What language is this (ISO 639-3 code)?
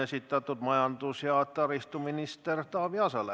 est